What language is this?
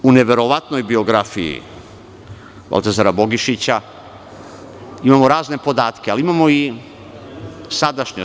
Serbian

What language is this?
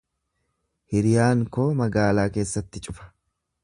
Oromo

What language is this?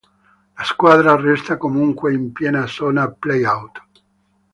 Italian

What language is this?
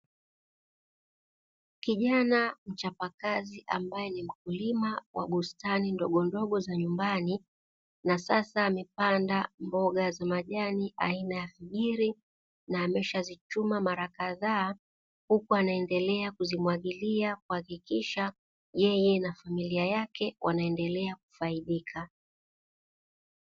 Swahili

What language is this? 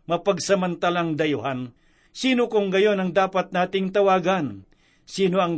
Filipino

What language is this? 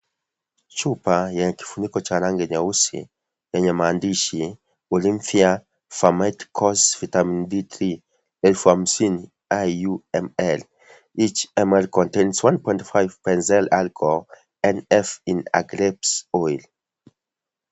Swahili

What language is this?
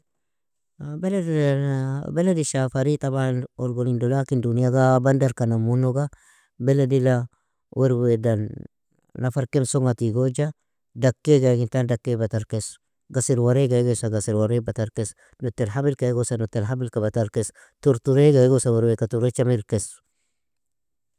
Nobiin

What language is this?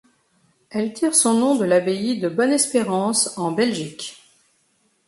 French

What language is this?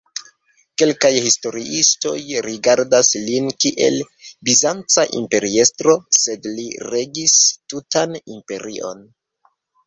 Esperanto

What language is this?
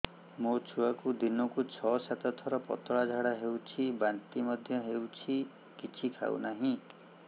Odia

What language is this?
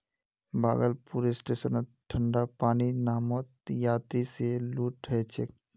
Magahi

